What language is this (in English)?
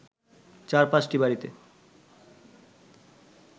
Bangla